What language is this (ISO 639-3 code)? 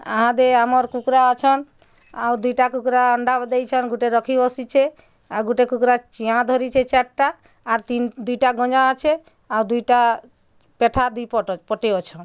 ori